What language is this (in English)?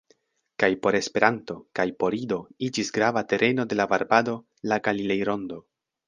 Esperanto